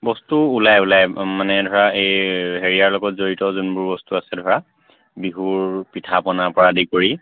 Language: Assamese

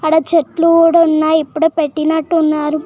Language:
Telugu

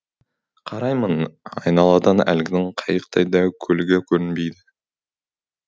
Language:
Kazakh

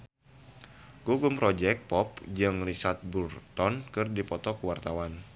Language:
Sundanese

